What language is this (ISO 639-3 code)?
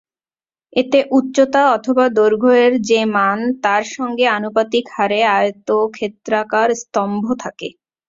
ben